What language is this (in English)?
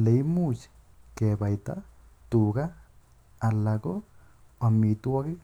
Kalenjin